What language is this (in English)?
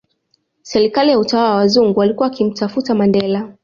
Swahili